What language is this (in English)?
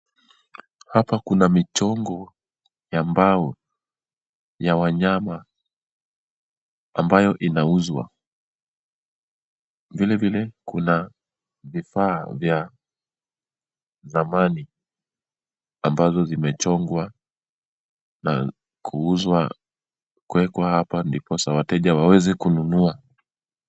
Swahili